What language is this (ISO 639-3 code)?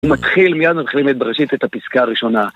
heb